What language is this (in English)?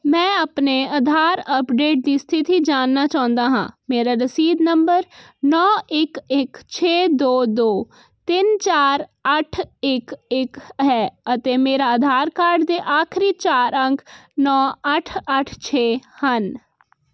Punjabi